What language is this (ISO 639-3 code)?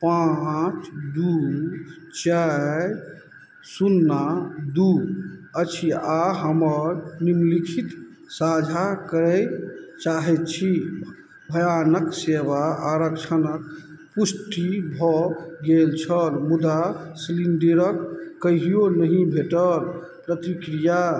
mai